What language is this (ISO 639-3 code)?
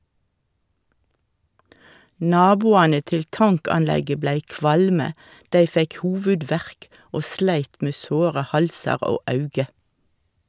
nor